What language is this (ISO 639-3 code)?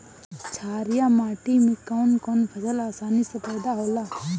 bho